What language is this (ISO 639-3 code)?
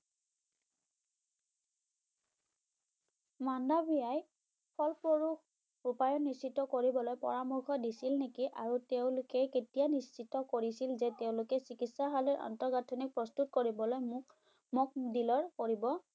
ben